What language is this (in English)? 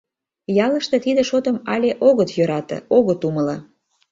Mari